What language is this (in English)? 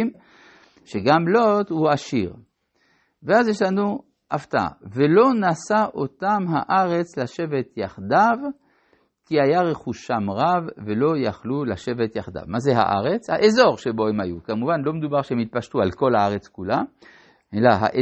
Hebrew